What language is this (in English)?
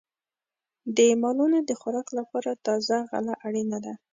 Pashto